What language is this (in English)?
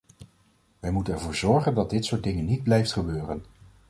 Dutch